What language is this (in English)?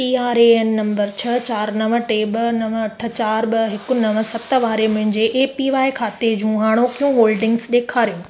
Sindhi